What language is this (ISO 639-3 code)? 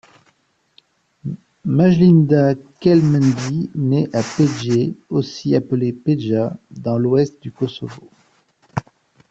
fra